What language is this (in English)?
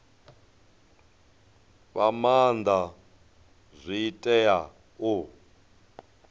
Venda